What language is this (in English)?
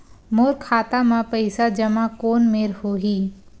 Chhattisgarhi